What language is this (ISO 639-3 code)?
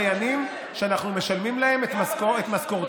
heb